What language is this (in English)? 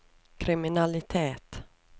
Norwegian